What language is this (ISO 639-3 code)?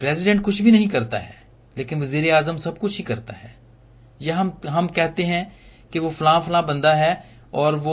hin